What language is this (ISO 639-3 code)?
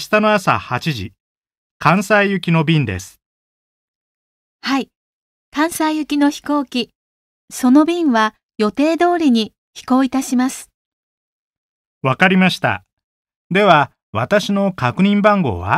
jpn